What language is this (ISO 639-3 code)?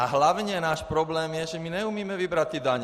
ces